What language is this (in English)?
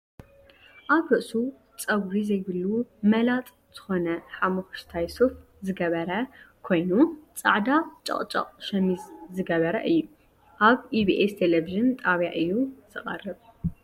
Tigrinya